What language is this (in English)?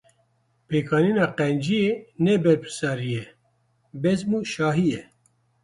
Kurdish